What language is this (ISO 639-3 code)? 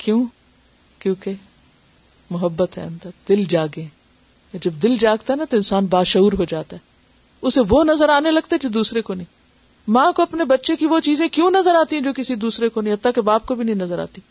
urd